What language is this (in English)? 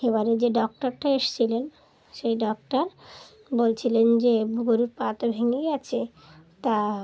Bangla